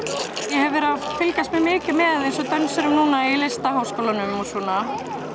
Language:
Icelandic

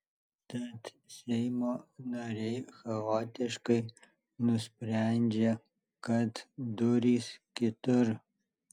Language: Lithuanian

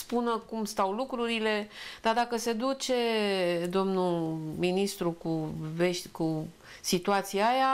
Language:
Romanian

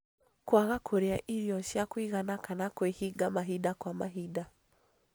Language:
Kikuyu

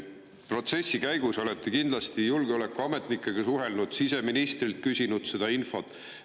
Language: Estonian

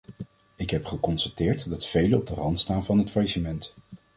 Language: Dutch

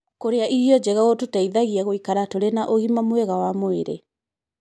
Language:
Kikuyu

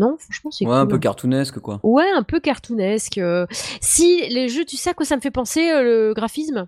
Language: French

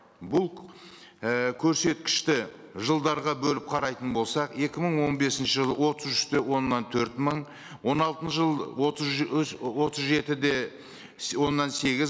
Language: Kazakh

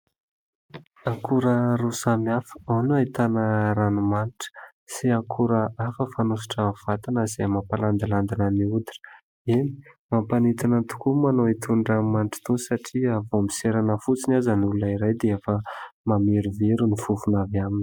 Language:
Malagasy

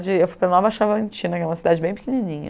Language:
Portuguese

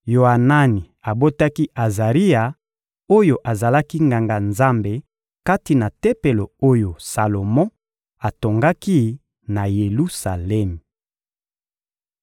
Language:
Lingala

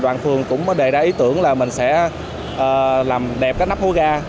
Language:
Vietnamese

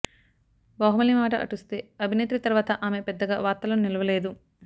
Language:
Telugu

